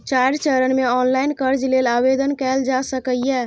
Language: Maithili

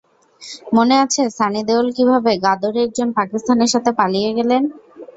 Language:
Bangla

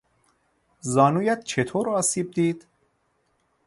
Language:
Persian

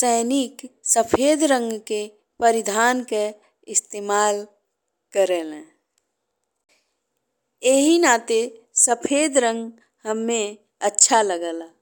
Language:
Bhojpuri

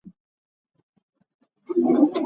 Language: Hakha Chin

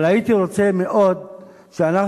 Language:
Hebrew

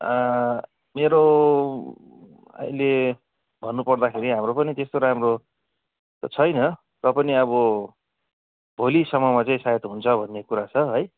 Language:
Nepali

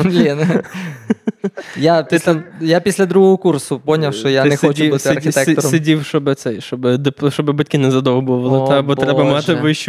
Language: Ukrainian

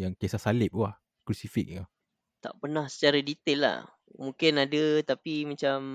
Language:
Malay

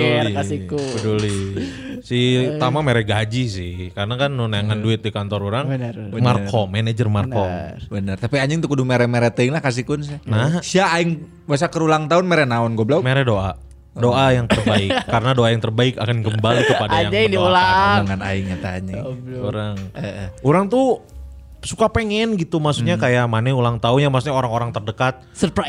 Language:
Indonesian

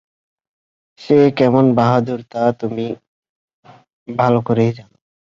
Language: Bangla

